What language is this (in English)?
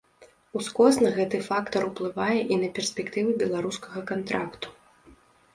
Belarusian